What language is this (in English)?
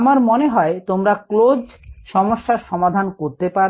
Bangla